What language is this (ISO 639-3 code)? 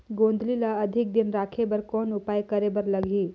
hne